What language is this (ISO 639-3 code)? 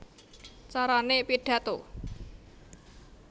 jav